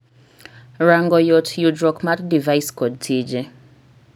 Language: Luo (Kenya and Tanzania)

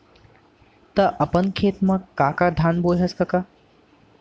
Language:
Chhattisgarhi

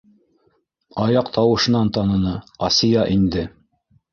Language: Bashkir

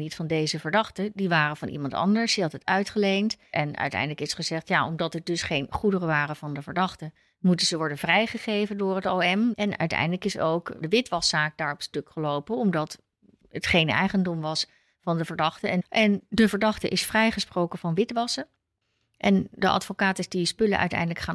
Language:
Dutch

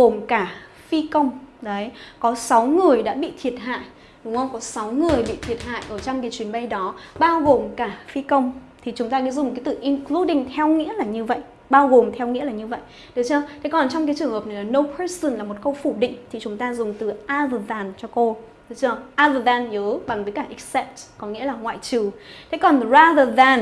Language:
Vietnamese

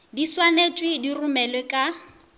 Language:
Northern Sotho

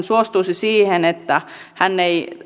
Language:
Finnish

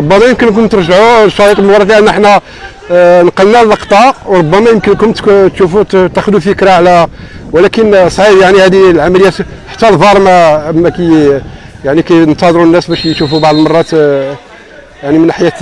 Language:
Arabic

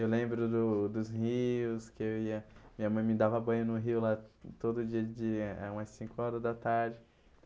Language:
Portuguese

